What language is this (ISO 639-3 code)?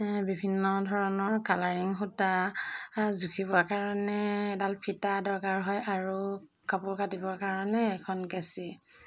asm